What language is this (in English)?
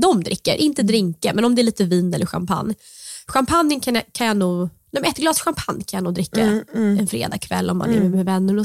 Swedish